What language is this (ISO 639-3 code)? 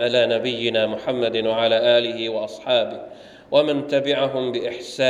tha